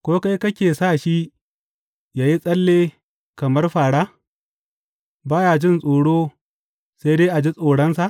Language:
Hausa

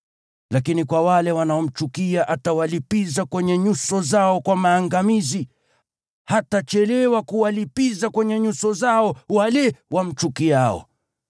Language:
Swahili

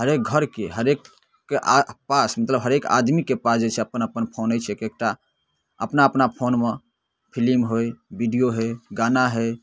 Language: Maithili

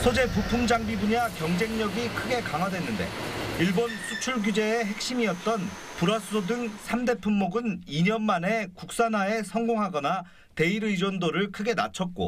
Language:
Korean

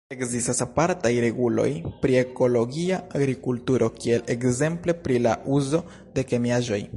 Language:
Esperanto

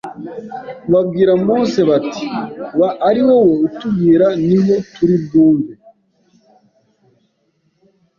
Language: Kinyarwanda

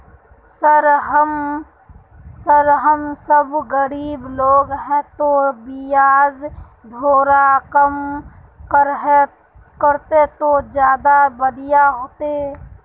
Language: Magahi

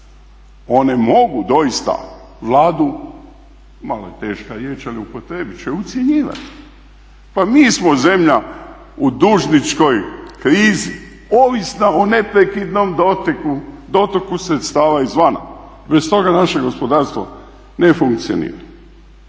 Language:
Croatian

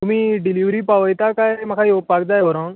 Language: Konkani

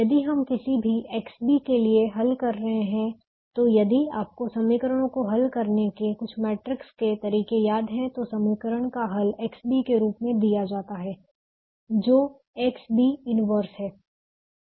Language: Hindi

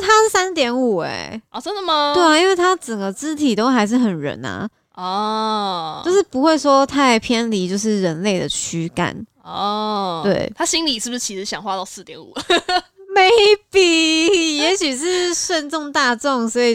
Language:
Chinese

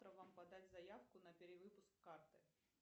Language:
Russian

